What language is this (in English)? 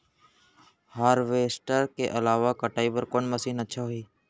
Chhattisgarhi